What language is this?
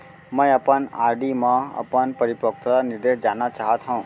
Chhattisgarhi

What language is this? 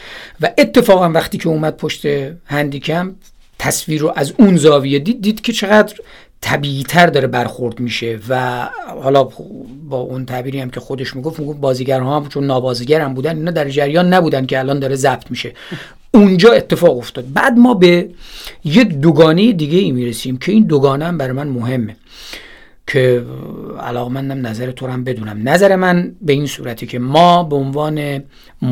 Persian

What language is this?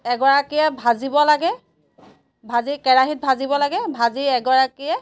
Assamese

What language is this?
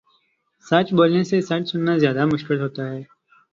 Urdu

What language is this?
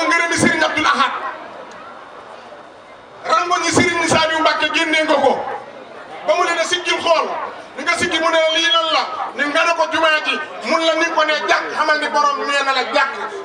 Greek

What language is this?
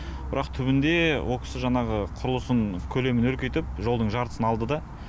Kazakh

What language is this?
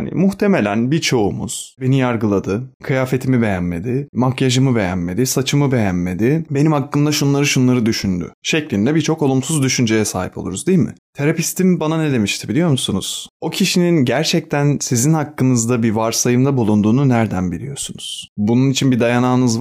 Turkish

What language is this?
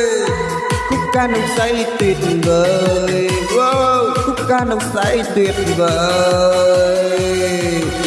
Dutch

